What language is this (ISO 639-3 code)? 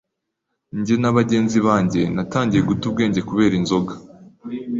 kin